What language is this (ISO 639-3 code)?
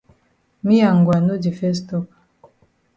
wes